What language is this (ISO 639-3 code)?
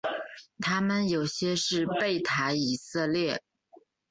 zho